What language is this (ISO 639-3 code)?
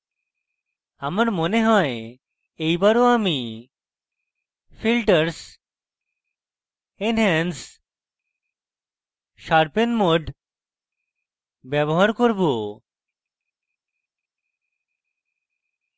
ben